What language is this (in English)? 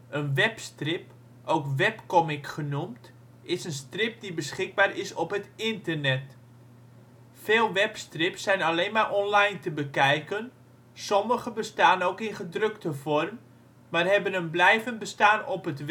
Dutch